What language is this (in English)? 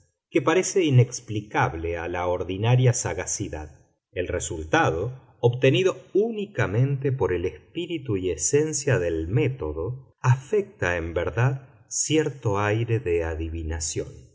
Spanish